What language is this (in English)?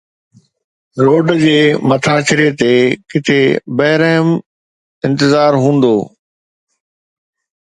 Sindhi